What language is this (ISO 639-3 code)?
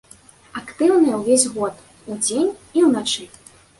bel